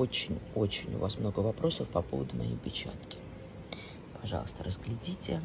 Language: Russian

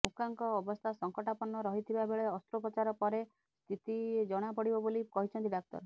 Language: Odia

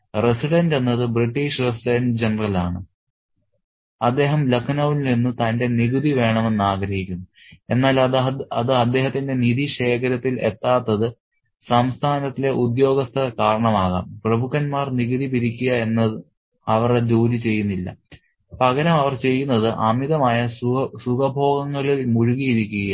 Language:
Malayalam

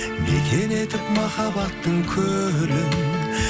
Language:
Kazakh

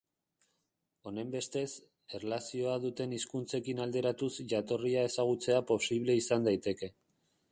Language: Basque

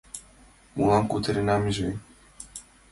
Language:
Mari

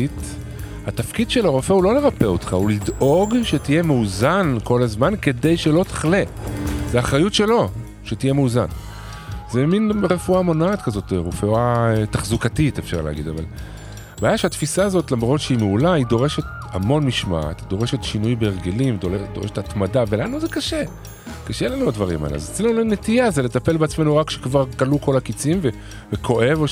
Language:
Hebrew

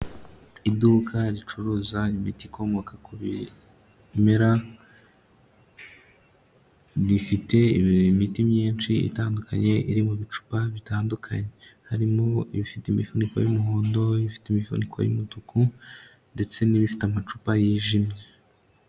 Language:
Kinyarwanda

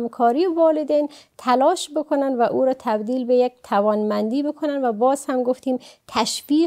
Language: Persian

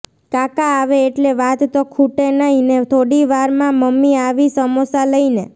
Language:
Gujarati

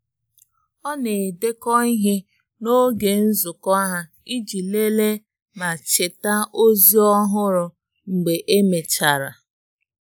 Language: Igbo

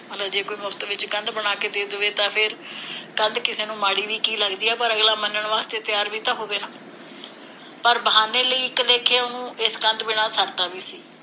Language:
Punjabi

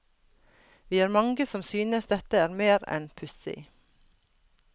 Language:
Norwegian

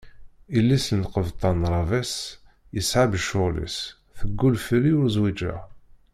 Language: Kabyle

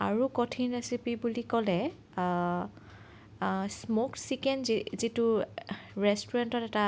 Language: Assamese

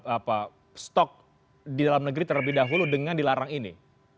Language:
Indonesian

